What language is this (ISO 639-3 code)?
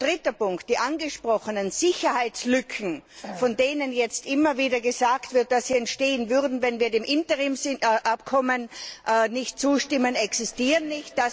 deu